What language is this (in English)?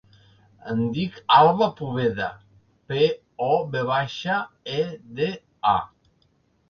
Catalan